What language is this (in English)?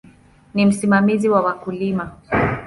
Swahili